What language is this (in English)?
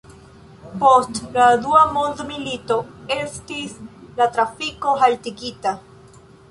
Esperanto